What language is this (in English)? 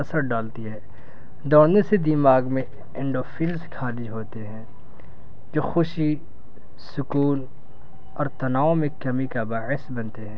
Urdu